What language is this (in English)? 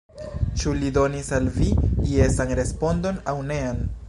Esperanto